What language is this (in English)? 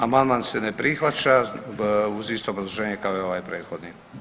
Croatian